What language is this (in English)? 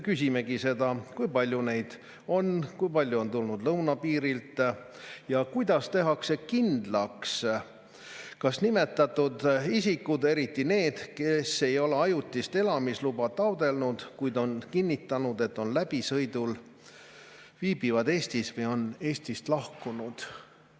Estonian